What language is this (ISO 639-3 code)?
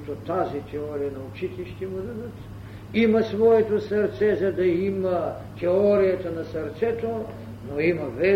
bul